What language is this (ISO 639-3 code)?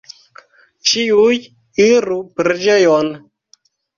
epo